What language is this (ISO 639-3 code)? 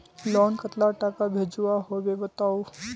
mag